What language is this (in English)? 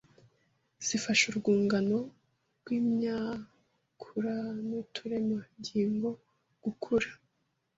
Kinyarwanda